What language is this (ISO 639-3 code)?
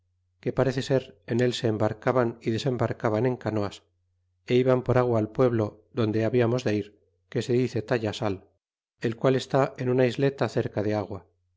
spa